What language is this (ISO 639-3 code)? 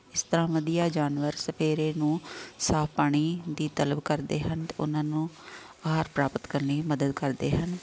pan